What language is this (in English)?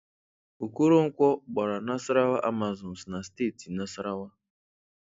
Igbo